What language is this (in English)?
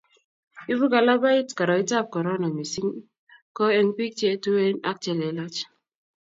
Kalenjin